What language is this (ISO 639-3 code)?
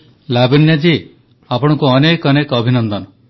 ori